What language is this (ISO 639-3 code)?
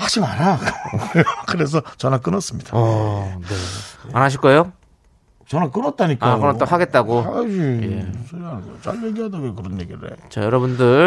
kor